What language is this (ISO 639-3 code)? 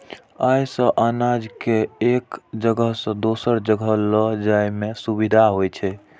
mai